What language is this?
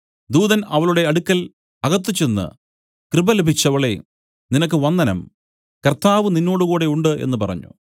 Malayalam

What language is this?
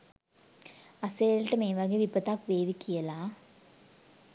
Sinhala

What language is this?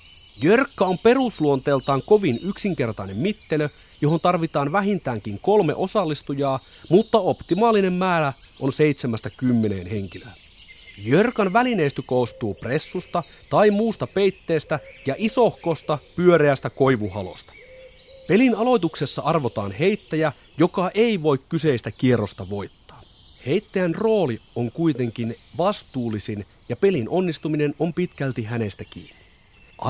Finnish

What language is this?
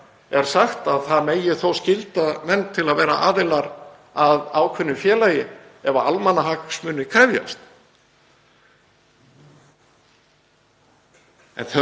Icelandic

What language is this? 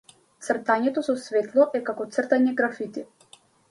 Macedonian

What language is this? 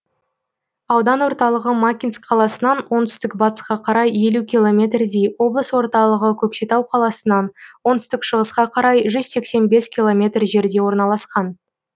Kazakh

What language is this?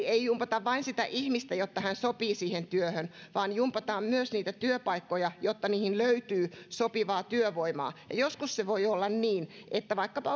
Finnish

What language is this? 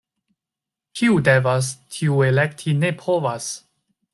Esperanto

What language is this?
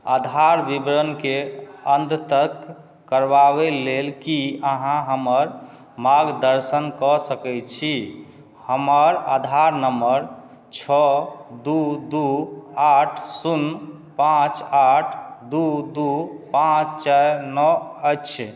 Maithili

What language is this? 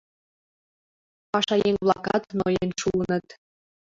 Mari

